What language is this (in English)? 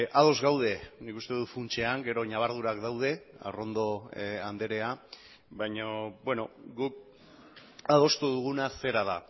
Basque